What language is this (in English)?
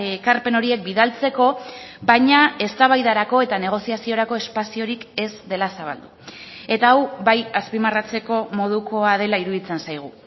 Basque